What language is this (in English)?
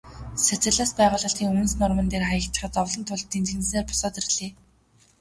Mongolian